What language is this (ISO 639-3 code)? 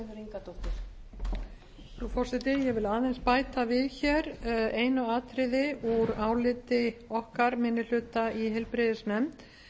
isl